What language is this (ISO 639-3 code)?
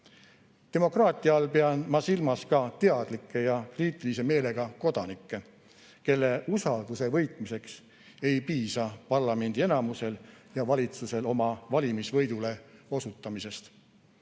est